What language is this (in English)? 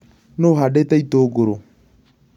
Kikuyu